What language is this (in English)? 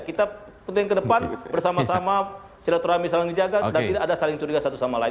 Indonesian